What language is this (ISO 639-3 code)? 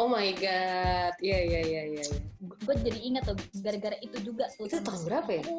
ind